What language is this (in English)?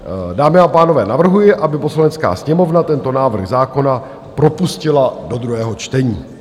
Czech